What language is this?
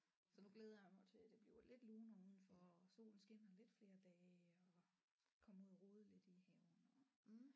Danish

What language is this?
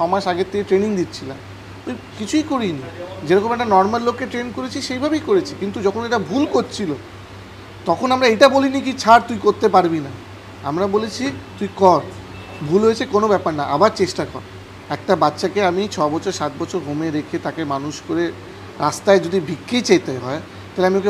Bangla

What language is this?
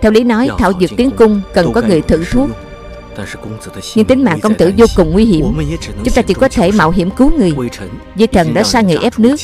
Vietnamese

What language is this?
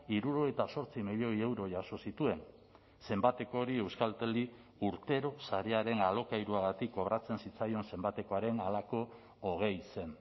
Basque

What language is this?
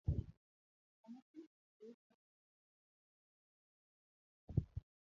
Luo (Kenya and Tanzania)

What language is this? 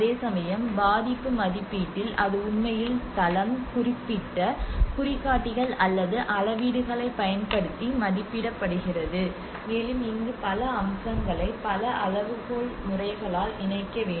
Tamil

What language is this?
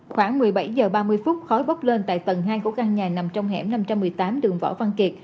Vietnamese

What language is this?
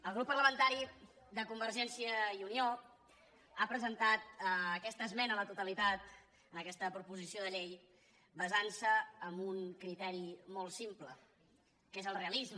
Catalan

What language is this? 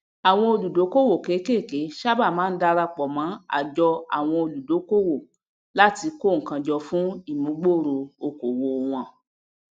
Yoruba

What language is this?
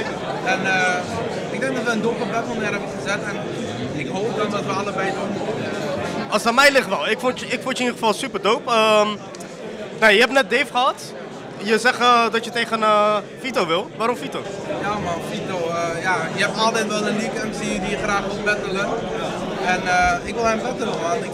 Dutch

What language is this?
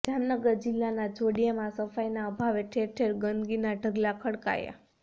Gujarati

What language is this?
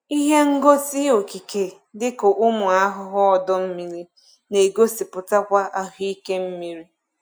Igbo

